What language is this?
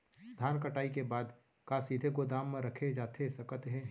Chhattisgarhi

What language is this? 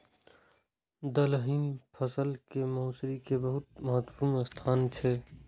Maithili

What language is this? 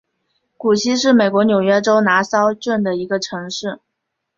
Chinese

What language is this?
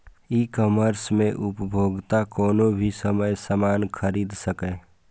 Maithili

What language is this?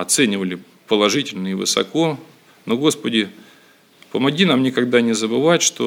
Russian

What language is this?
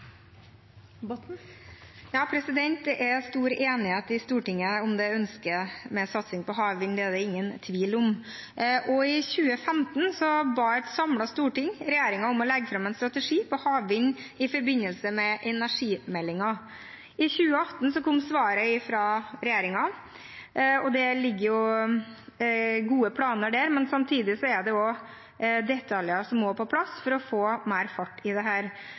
Norwegian Bokmål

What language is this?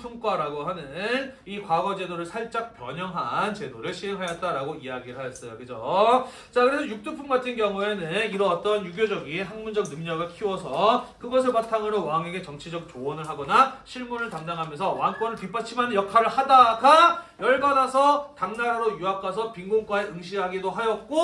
Korean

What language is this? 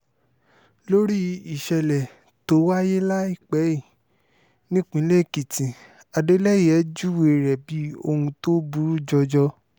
Yoruba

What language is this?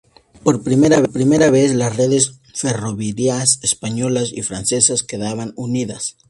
Spanish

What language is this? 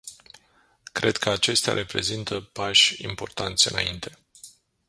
Romanian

